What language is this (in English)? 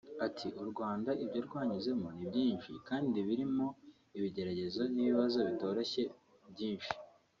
Kinyarwanda